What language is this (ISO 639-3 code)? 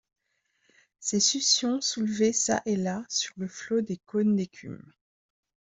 fra